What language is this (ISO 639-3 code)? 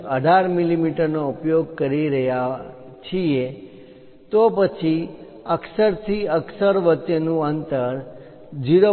guj